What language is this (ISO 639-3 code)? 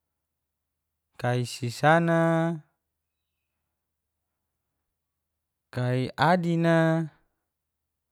ges